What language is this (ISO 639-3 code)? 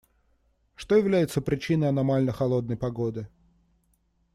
rus